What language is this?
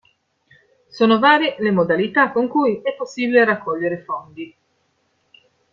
Italian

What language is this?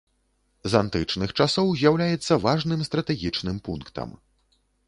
Belarusian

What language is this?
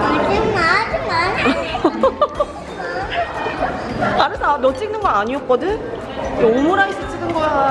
Korean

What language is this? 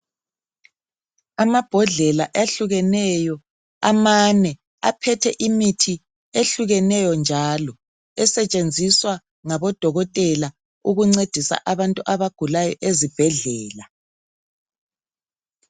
North Ndebele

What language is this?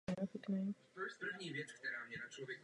Czech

